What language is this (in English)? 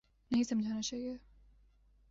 Urdu